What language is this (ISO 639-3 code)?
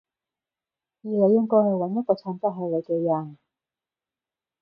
yue